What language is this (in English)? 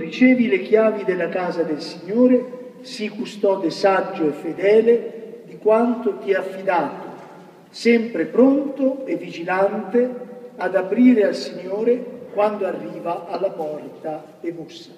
Italian